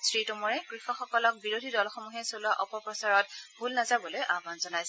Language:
Assamese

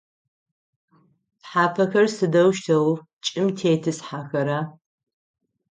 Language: Adyghe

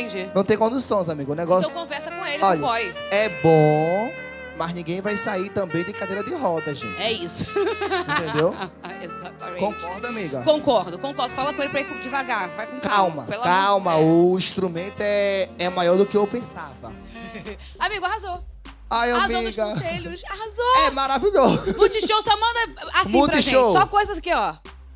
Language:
Portuguese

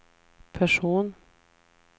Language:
Swedish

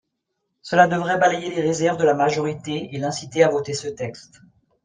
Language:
French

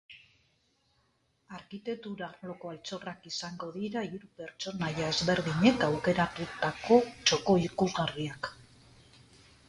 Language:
Basque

